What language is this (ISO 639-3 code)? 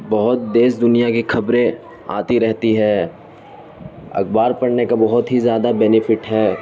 urd